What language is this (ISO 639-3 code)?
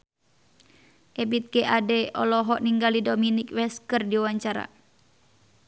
sun